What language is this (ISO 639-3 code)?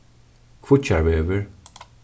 fao